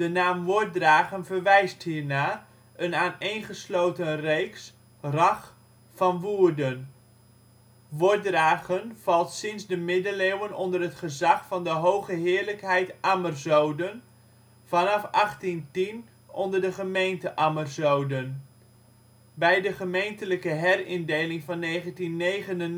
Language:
Dutch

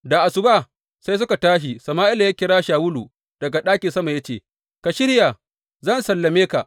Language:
Hausa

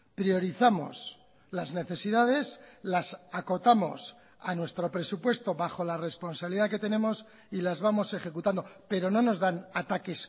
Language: Spanish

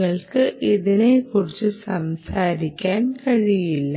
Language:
Malayalam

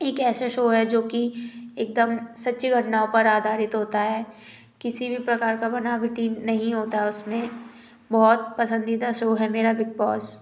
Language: Hindi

